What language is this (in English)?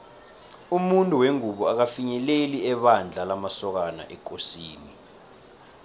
South Ndebele